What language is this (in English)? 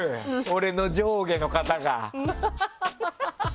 Japanese